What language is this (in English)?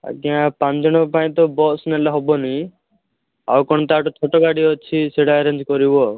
Odia